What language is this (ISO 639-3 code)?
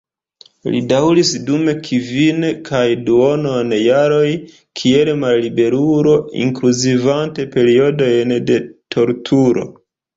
epo